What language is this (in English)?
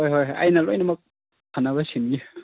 Manipuri